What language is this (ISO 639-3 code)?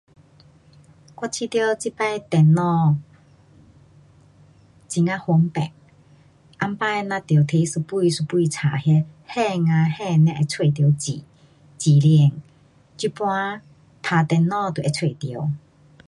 cpx